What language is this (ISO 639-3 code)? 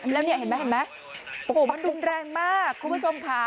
tha